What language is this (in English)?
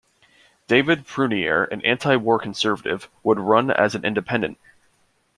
English